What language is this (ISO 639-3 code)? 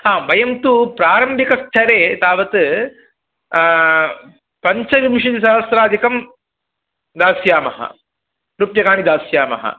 san